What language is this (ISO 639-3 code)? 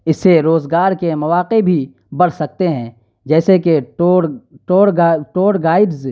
urd